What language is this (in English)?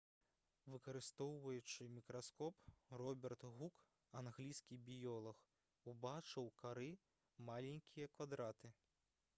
Belarusian